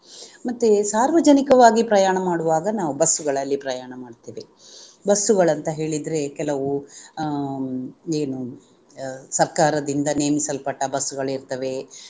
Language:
Kannada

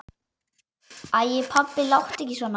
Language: Icelandic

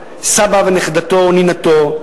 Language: Hebrew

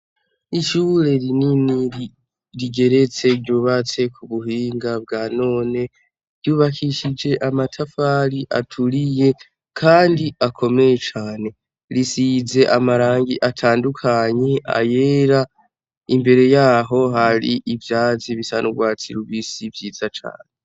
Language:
Rundi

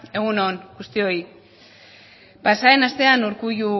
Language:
Basque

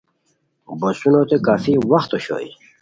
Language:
Khowar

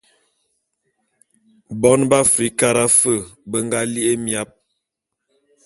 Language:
Bulu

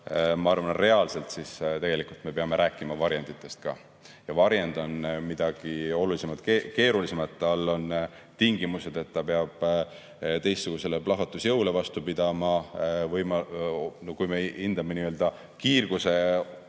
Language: Estonian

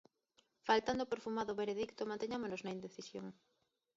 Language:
Galician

